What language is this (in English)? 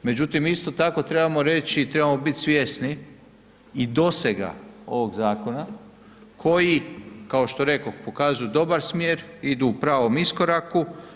Croatian